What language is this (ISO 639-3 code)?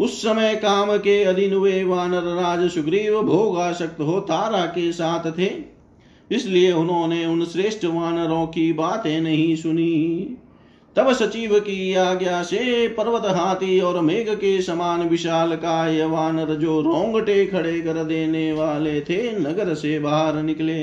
hin